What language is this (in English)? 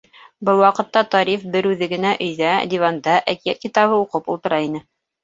Bashkir